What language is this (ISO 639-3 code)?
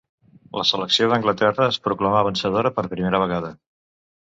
cat